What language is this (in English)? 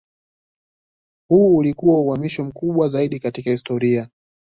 Swahili